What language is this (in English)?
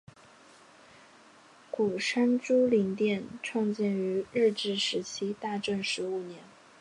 Chinese